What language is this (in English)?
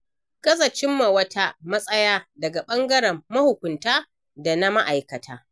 Hausa